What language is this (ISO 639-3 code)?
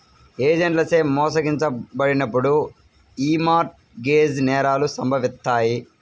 tel